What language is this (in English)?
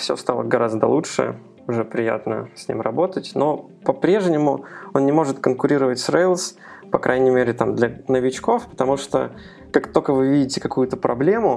Russian